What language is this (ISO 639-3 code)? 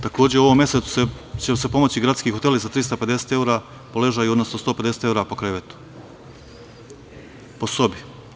srp